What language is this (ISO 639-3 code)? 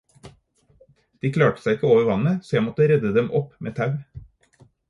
nob